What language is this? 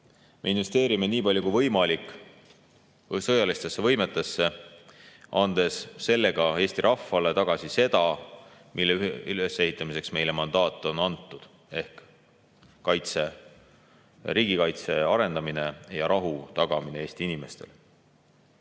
Estonian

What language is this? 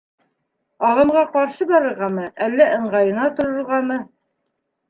Bashkir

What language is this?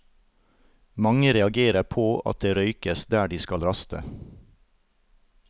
Norwegian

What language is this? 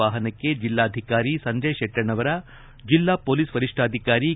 Kannada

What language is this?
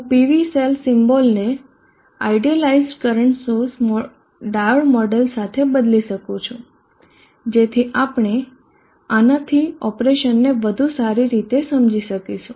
Gujarati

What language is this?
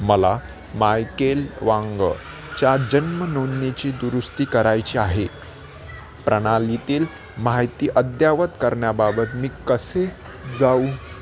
Marathi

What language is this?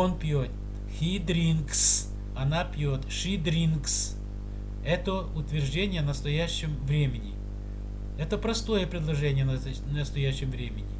Russian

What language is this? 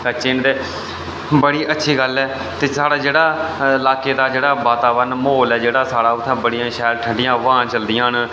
Dogri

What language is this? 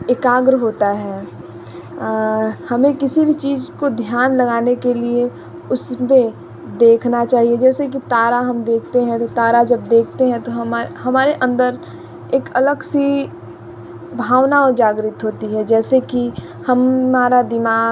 Hindi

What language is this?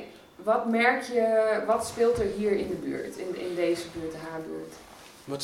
Dutch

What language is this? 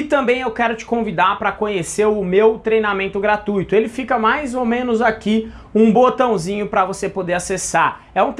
Portuguese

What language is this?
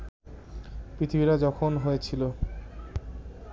Bangla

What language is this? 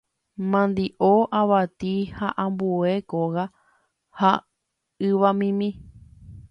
Guarani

